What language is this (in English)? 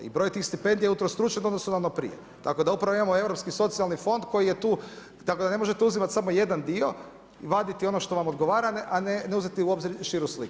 Croatian